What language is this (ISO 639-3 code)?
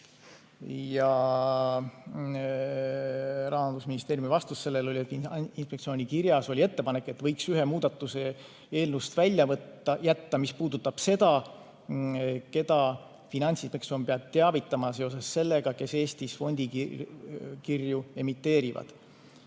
est